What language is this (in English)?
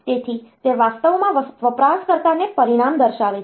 Gujarati